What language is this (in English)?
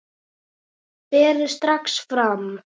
Icelandic